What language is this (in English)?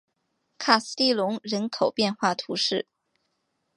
Chinese